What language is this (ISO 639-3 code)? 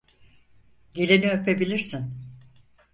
tur